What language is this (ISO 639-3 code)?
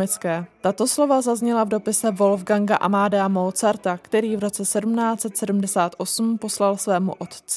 ces